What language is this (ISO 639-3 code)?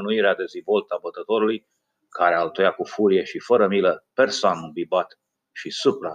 ron